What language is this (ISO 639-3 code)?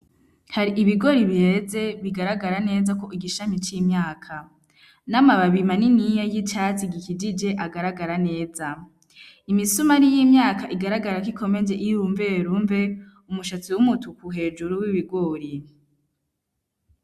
run